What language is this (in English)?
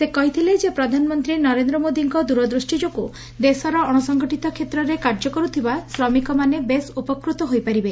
Odia